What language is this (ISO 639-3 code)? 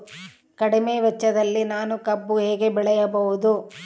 kan